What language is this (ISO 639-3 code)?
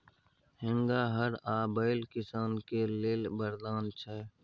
mai